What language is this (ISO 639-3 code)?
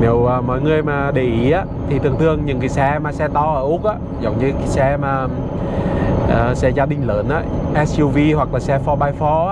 vie